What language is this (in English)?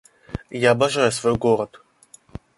Russian